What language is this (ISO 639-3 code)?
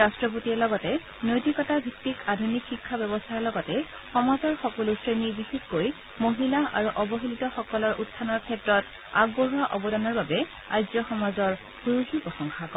asm